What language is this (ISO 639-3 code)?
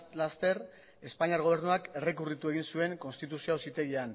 eus